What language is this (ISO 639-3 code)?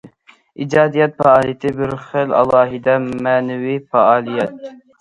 uig